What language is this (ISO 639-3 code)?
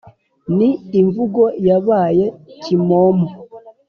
kin